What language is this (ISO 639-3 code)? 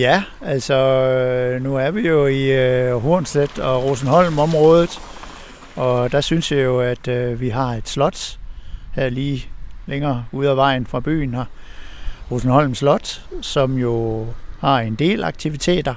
dan